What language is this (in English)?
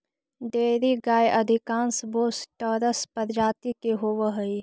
Magahi